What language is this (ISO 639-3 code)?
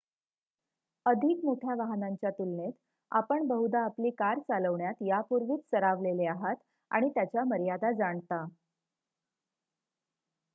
mar